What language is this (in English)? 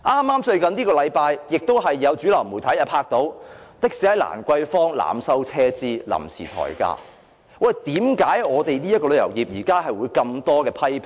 Cantonese